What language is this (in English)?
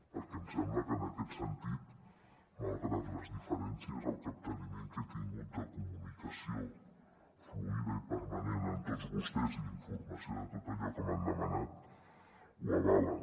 Catalan